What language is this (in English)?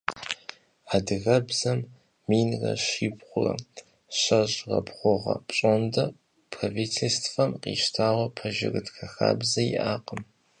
Kabardian